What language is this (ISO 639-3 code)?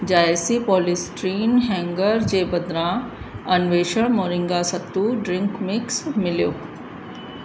snd